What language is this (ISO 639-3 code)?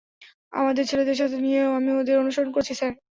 ben